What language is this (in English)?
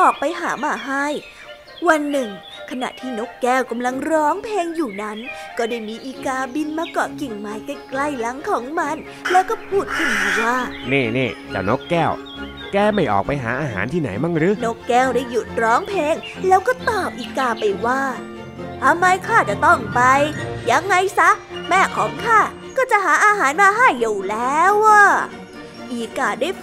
Thai